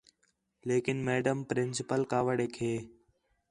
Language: Khetrani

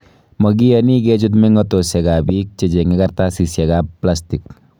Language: Kalenjin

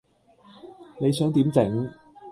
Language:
Cantonese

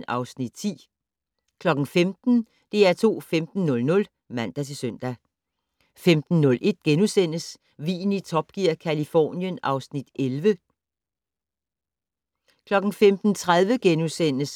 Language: Danish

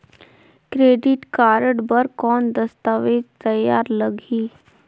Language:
Chhattisgarhi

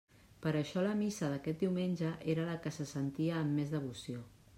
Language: Catalan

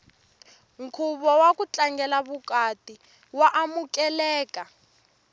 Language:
Tsonga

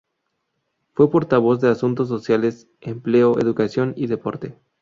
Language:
Spanish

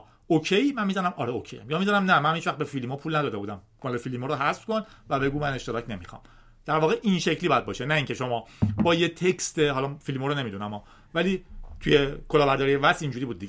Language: Persian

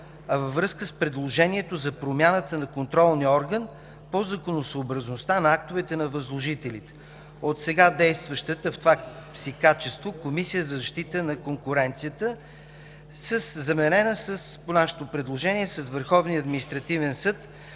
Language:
Bulgarian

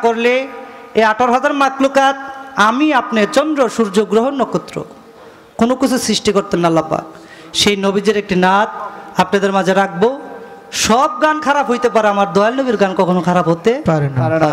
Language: Arabic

